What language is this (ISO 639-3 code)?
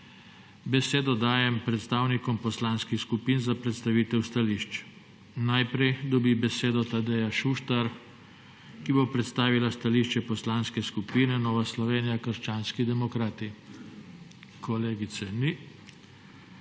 slv